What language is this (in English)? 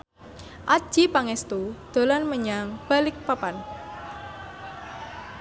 Javanese